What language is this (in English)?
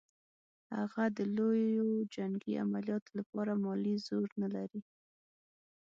Pashto